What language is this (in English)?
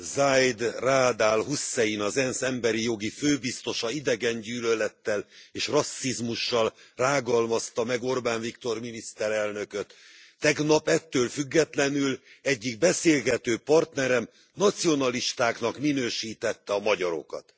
Hungarian